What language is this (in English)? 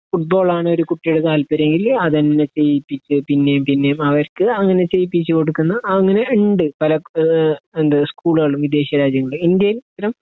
Malayalam